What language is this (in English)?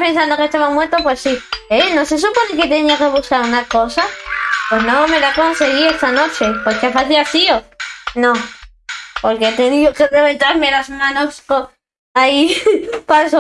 Spanish